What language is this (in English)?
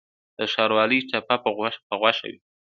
Pashto